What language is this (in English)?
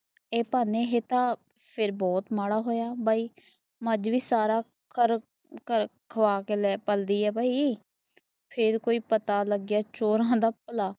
Punjabi